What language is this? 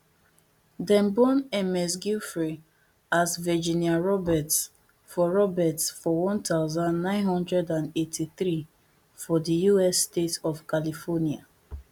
Nigerian Pidgin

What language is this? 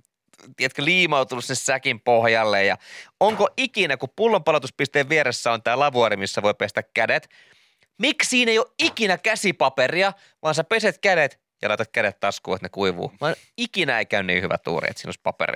Finnish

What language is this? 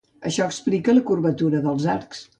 Catalan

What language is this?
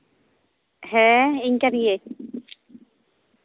Santali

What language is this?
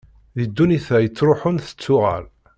Kabyle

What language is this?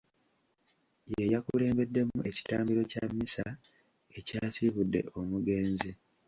Ganda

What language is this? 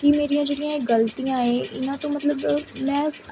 Punjabi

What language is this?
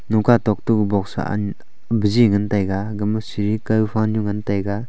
Wancho Naga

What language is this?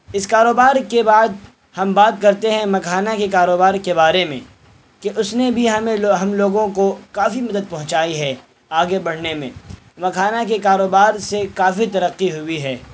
Urdu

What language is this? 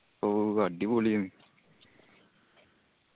Malayalam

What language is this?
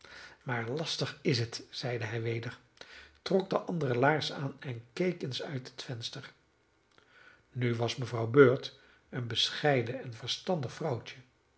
Dutch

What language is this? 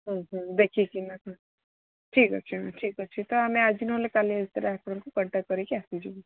Odia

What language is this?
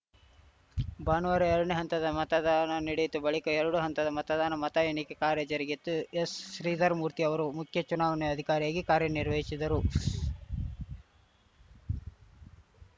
Kannada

